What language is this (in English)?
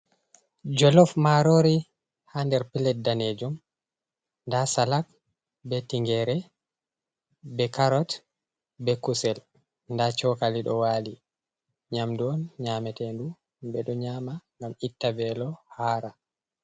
Fula